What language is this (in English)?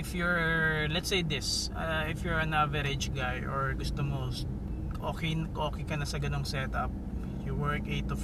Filipino